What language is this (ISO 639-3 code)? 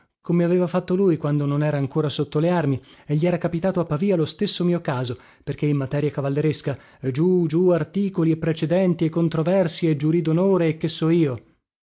ita